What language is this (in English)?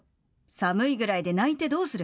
Japanese